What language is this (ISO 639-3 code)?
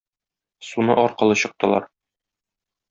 tat